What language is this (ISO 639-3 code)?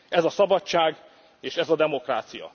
hun